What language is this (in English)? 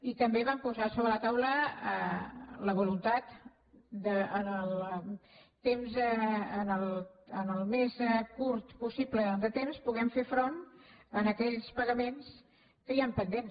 Catalan